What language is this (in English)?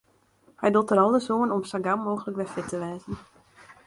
Western Frisian